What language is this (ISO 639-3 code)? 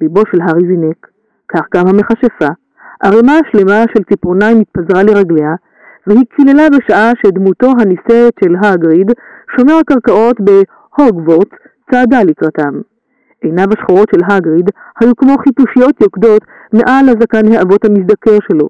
heb